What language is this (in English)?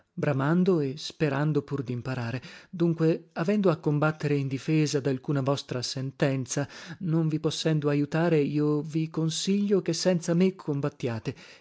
Italian